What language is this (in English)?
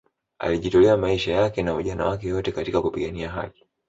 Swahili